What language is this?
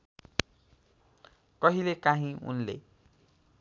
Nepali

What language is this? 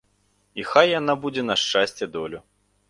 Belarusian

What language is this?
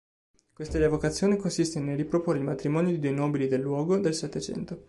Italian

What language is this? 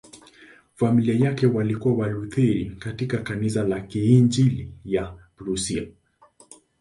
Swahili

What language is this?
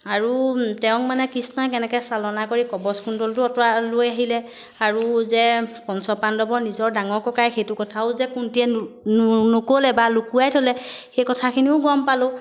Assamese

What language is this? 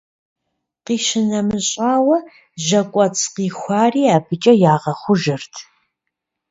Kabardian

